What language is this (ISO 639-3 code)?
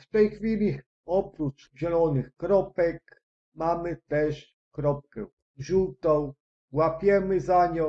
pol